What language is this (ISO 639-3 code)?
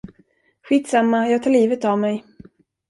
swe